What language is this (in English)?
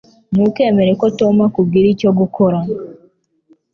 Kinyarwanda